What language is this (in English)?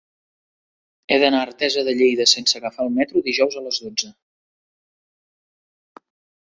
Catalan